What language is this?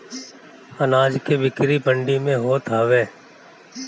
Bhojpuri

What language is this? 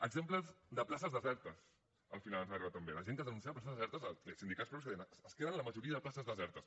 Catalan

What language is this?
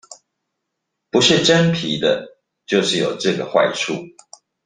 Chinese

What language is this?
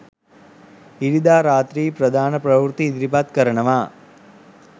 Sinhala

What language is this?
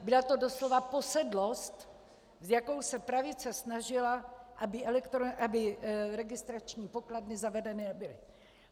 Czech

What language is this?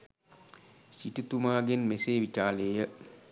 Sinhala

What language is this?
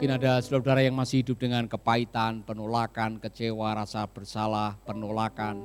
Indonesian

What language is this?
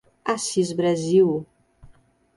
Portuguese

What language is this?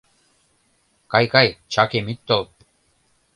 Mari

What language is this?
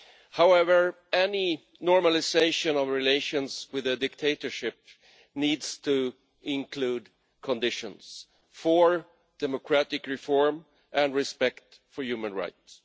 English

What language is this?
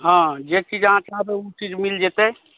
Maithili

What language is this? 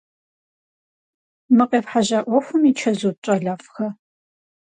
Kabardian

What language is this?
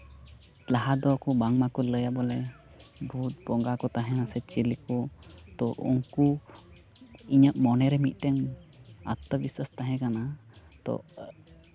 Santali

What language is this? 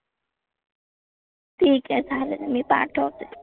Marathi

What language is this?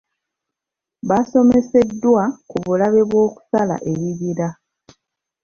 Ganda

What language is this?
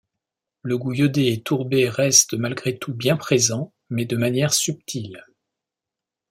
French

